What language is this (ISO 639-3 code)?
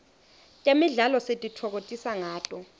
ssw